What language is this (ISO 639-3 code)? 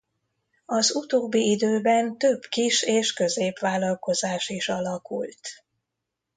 hun